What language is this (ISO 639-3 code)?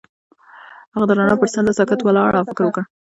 pus